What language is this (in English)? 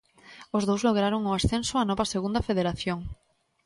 Galician